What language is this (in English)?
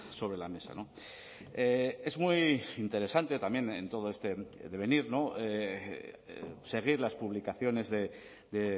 Spanish